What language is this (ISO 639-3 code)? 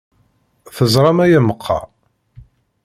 kab